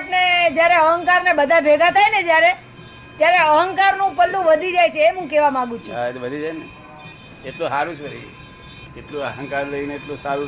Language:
Gujarati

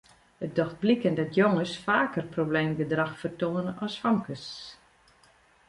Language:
Western Frisian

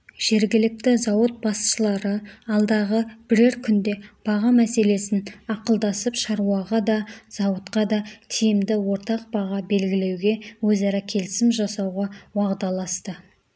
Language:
Kazakh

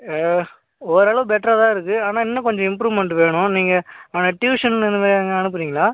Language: Tamil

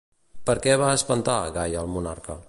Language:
Catalan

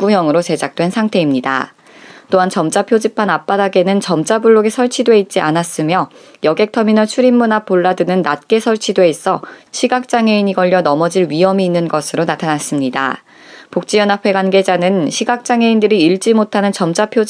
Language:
Korean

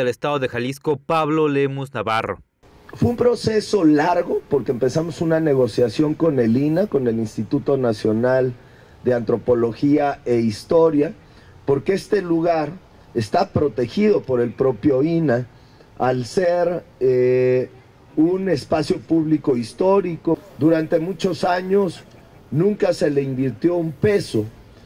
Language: Spanish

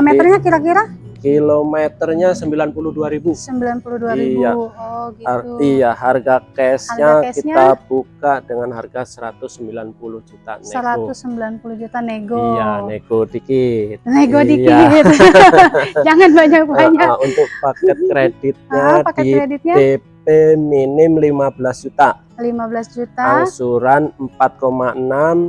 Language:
Indonesian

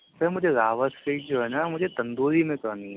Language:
Urdu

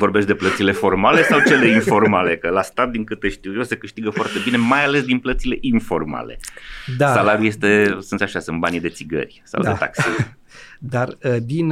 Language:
Romanian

